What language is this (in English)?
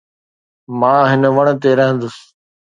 Sindhi